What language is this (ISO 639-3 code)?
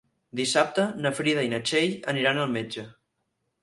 cat